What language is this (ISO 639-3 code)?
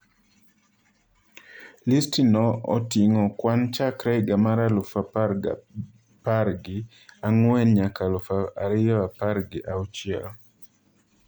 luo